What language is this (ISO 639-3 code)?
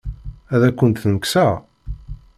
kab